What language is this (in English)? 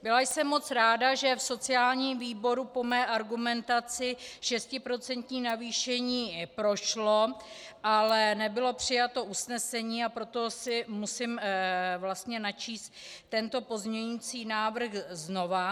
Czech